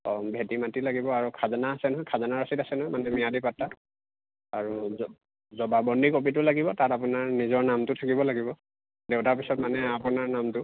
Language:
Assamese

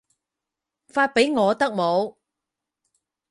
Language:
Cantonese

